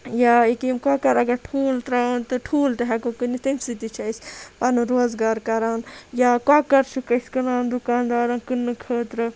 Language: Kashmiri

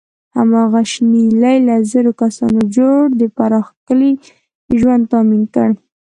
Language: Pashto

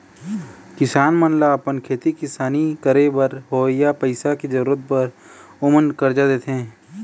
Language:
Chhattisgarhi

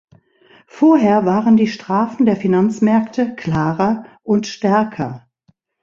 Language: German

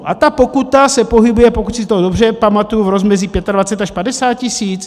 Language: Czech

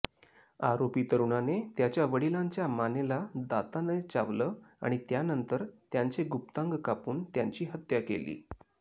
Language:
Marathi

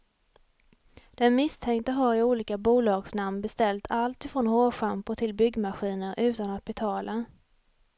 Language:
Swedish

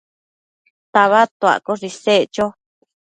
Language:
Matsés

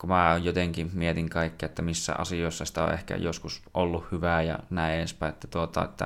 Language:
Finnish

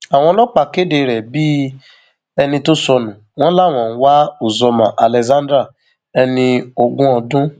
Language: Yoruba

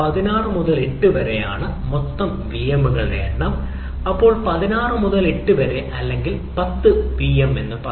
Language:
Malayalam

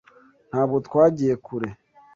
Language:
Kinyarwanda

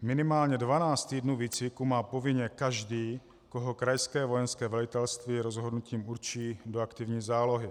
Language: Czech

